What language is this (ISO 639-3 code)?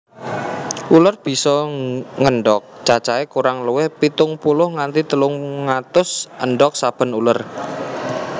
jav